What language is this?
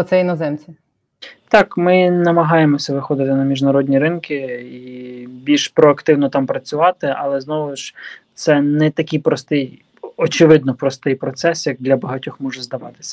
Ukrainian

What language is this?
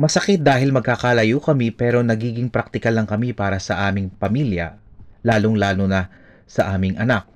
Filipino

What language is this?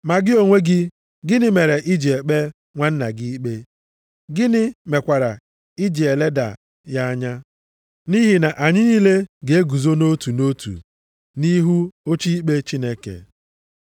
Igbo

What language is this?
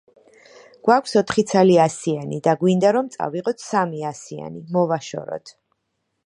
Georgian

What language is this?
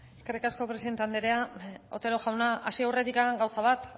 Basque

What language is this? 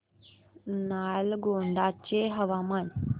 Marathi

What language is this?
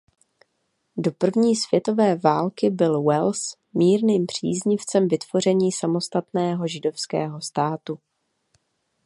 Czech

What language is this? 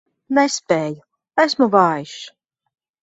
Latvian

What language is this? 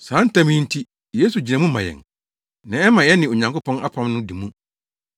Akan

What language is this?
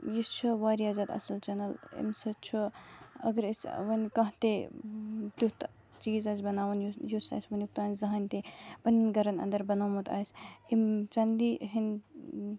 Kashmiri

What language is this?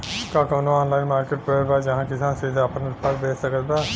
Bhojpuri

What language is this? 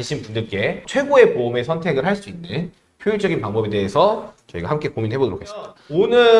Korean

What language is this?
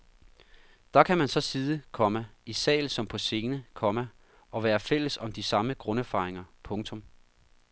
Danish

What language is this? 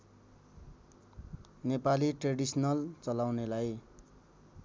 Nepali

